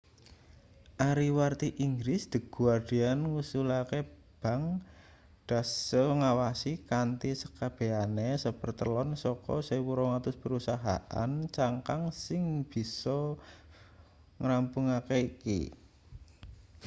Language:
Javanese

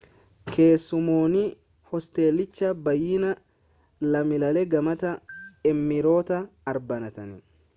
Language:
Oromo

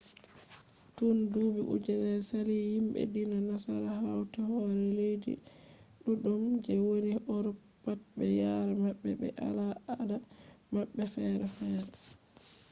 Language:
Fula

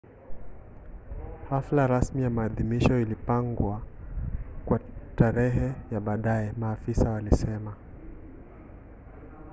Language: Swahili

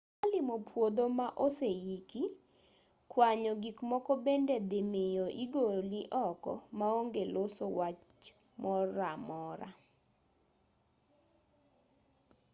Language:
Luo (Kenya and Tanzania)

